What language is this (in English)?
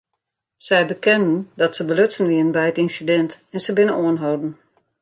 Western Frisian